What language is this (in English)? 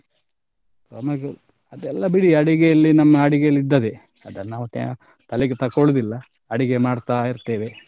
Kannada